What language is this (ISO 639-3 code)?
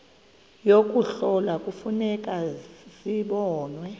xho